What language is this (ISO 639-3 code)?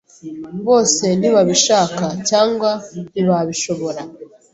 kin